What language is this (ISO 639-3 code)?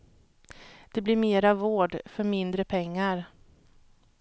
swe